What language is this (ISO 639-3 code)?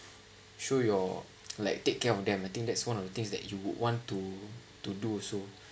eng